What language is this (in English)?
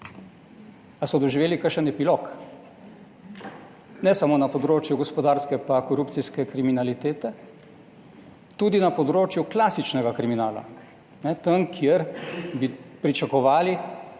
Slovenian